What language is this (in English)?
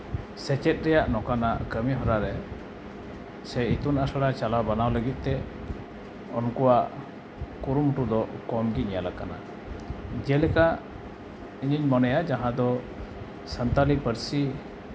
Santali